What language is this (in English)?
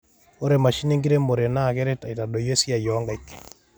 Masai